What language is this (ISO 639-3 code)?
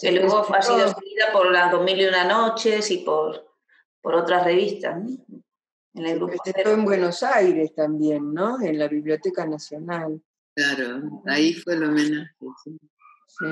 spa